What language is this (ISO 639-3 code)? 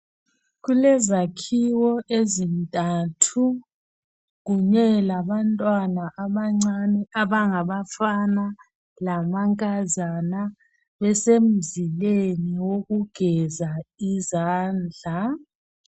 nde